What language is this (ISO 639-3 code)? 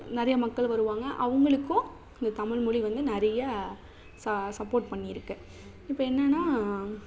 tam